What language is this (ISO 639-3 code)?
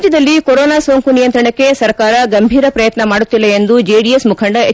kan